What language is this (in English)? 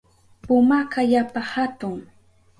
Southern Pastaza Quechua